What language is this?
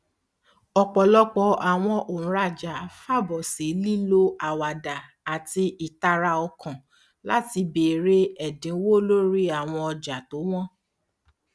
Yoruba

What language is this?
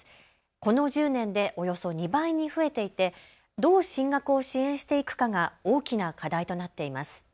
Japanese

